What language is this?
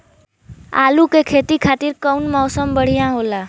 Bhojpuri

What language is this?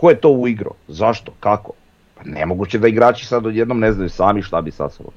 Croatian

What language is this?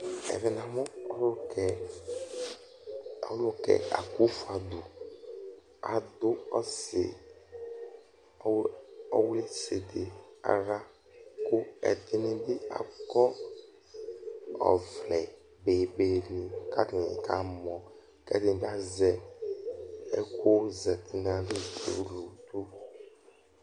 Ikposo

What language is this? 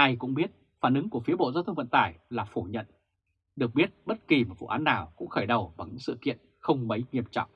Vietnamese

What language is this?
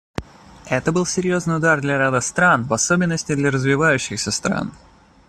Russian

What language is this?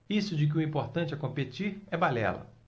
Portuguese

